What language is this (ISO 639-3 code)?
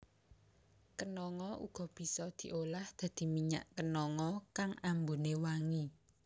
jav